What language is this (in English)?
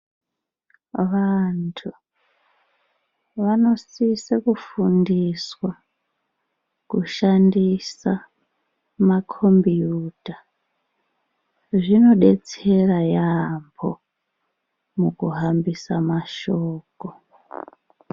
Ndau